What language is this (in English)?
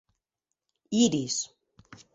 Occitan